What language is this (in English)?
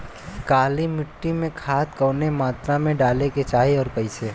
Bhojpuri